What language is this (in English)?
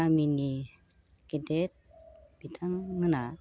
Bodo